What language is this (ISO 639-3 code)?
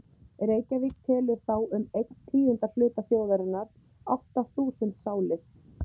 isl